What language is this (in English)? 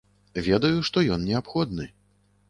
Belarusian